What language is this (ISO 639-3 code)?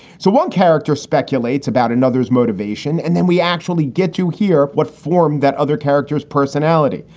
eng